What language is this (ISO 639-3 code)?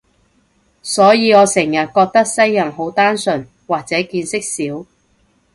yue